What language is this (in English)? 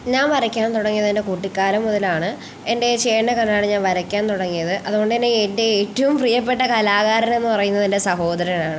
Malayalam